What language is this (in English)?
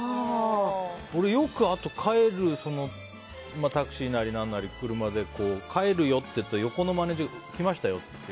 Japanese